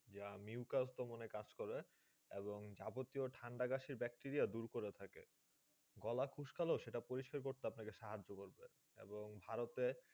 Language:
Bangla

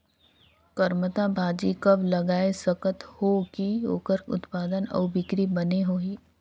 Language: Chhattisgarhi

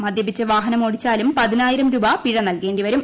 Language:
Malayalam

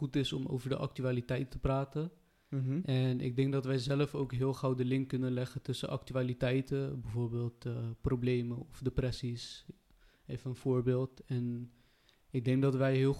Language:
Dutch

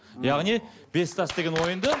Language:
Kazakh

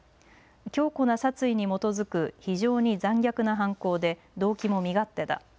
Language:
Japanese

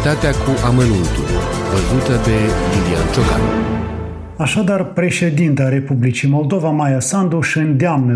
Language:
Romanian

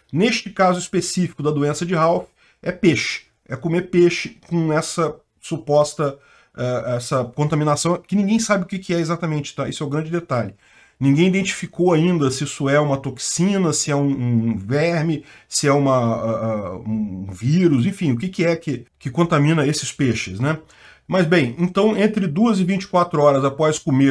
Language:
Portuguese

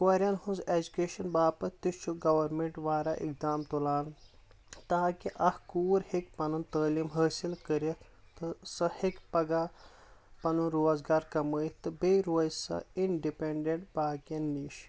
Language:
Kashmiri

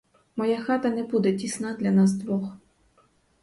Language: Ukrainian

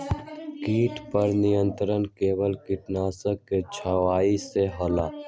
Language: Magahi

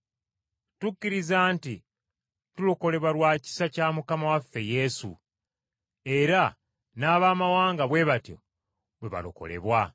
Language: Ganda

